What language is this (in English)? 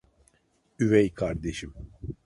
Turkish